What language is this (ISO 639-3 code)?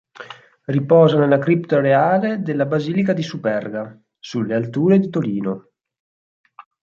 ita